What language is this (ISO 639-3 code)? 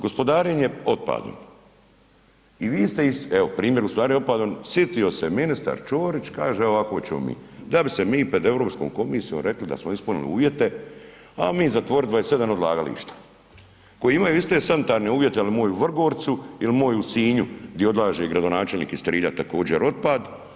hrv